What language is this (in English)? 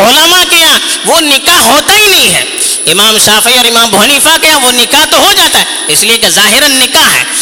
Urdu